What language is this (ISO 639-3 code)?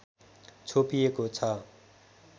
nep